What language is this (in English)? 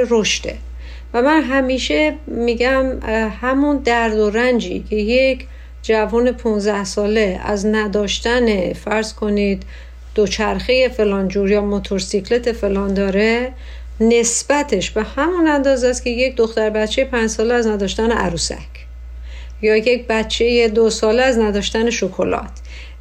Persian